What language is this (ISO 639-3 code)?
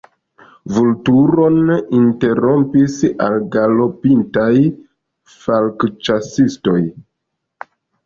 epo